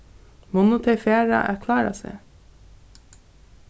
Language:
Faroese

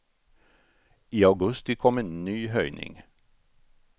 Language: Swedish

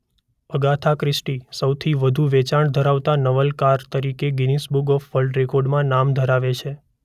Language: Gujarati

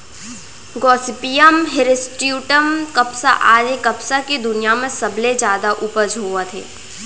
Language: Chhattisgarhi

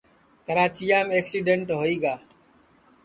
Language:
Sansi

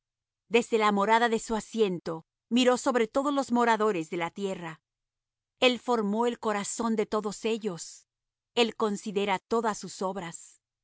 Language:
Spanish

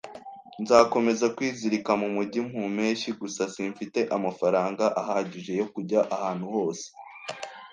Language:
Kinyarwanda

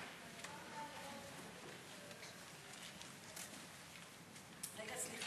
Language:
Hebrew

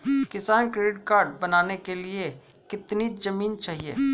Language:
Hindi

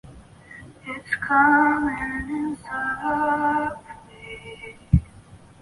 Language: Chinese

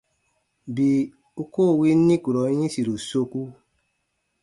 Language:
Baatonum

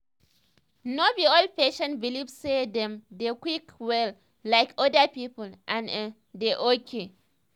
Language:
Nigerian Pidgin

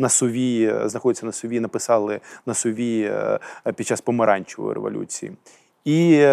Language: Ukrainian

